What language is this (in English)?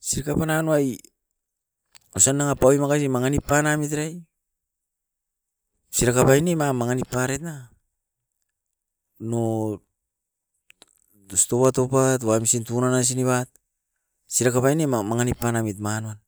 Askopan